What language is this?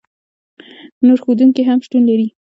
Pashto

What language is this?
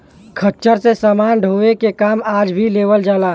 Bhojpuri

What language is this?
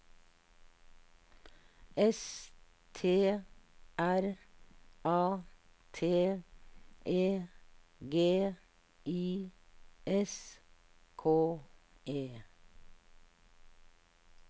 Norwegian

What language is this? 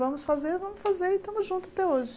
Portuguese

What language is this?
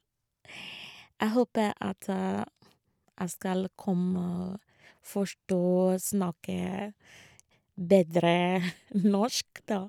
Norwegian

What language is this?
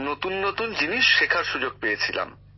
Bangla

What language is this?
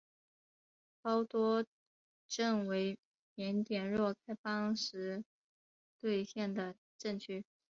Chinese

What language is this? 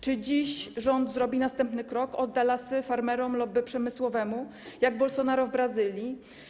Polish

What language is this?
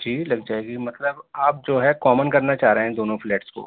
Urdu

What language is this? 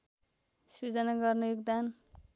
Nepali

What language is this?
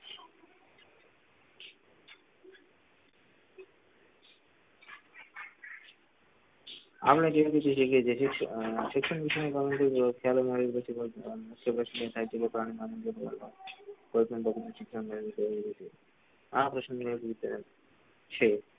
Gujarati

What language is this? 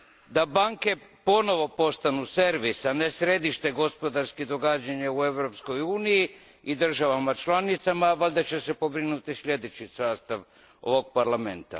Croatian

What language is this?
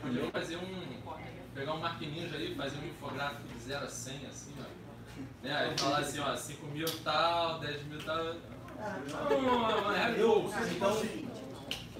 Portuguese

